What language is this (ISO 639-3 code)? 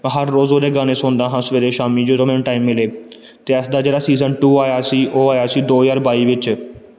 pan